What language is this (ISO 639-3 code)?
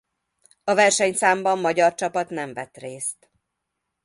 hun